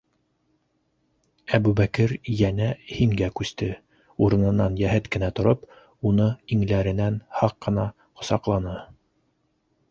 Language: Bashkir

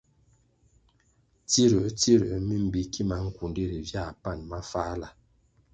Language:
Kwasio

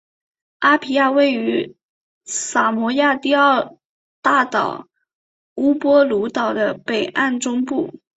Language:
Chinese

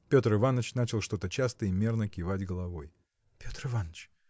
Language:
Russian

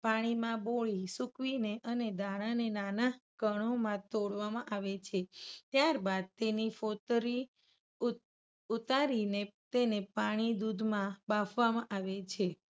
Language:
Gujarati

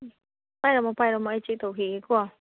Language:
Manipuri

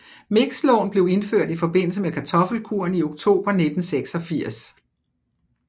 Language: Danish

